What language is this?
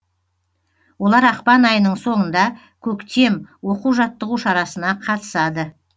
Kazakh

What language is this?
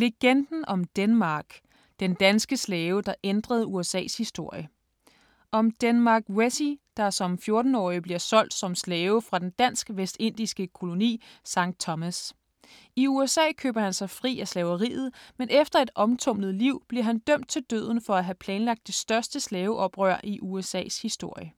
Danish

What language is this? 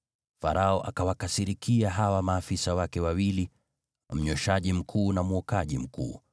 Swahili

